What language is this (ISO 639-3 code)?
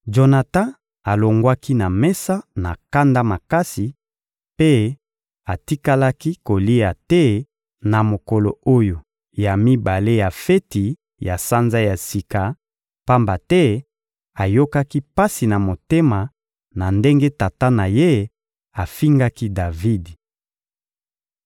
lin